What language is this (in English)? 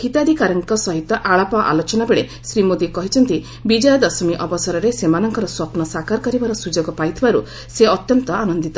Odia